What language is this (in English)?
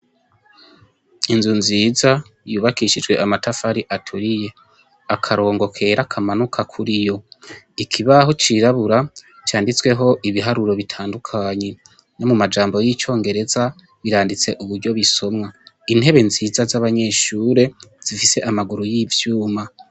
Rundi